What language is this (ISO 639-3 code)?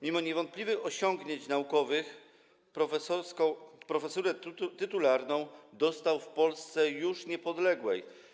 pol